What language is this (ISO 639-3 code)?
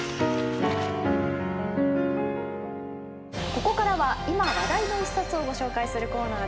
jpn